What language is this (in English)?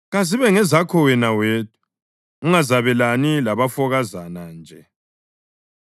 North Ndebele